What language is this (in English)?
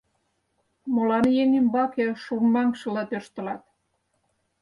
Mari